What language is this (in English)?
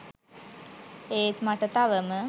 Sinhala